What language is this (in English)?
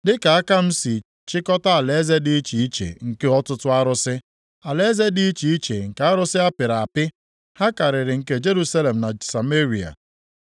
Igbo